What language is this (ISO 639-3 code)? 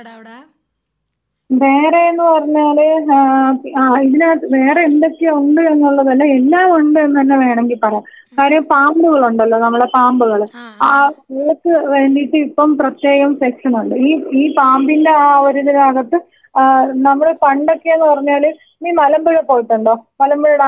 mal